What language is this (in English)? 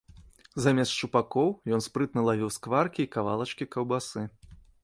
Belarusian